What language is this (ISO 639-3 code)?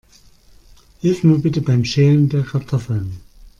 deu